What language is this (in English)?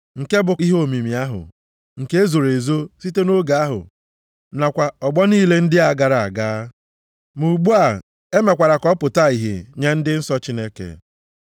Igbo